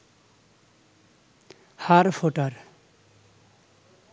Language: Bangla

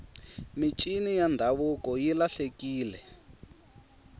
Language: Tsonga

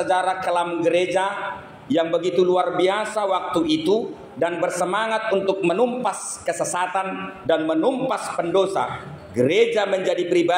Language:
Indonesian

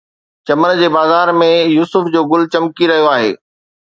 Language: Sindhi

